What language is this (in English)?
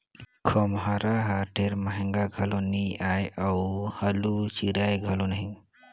Chhattisgarhi